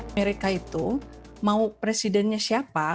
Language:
Indonesian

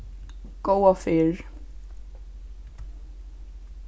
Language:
Faroese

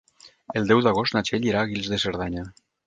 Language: Catalan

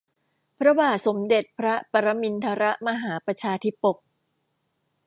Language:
Thai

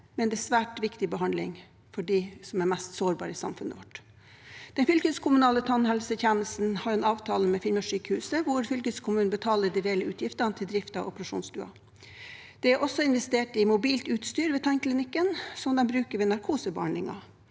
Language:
Norwegian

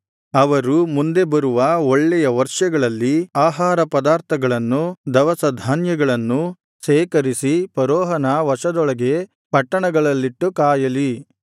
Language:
Kannada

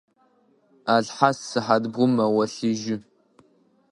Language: Adyghe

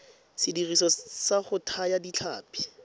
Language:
Tswana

